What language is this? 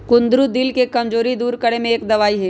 Magahi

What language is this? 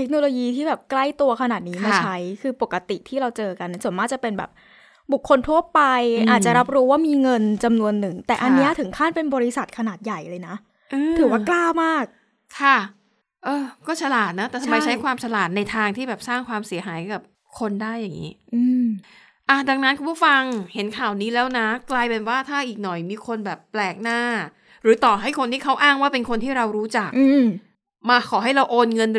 Thai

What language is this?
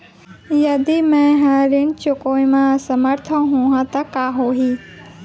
Chhattisgarhi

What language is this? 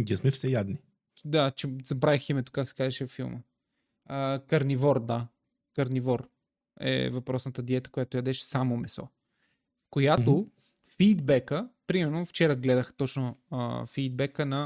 Bulgarian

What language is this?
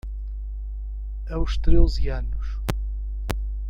Portuguese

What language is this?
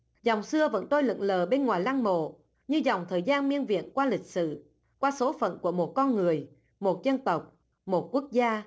Vietnamese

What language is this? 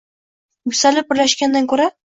Uzbek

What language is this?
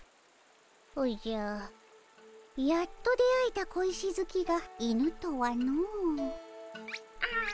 Japanese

